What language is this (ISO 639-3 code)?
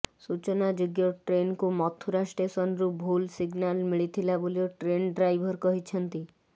ori